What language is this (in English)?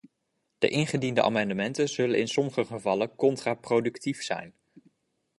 Dutch